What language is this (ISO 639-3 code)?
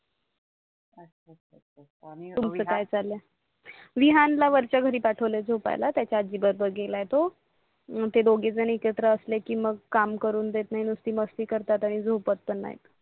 mar